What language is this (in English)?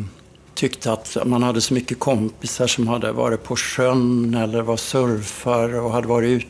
Swedish